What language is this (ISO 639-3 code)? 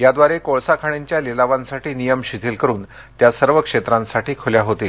mar